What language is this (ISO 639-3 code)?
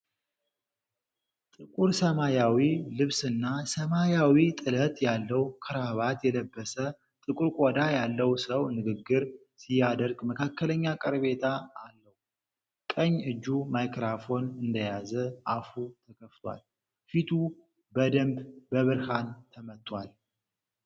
amh